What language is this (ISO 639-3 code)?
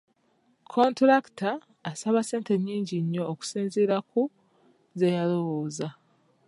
lug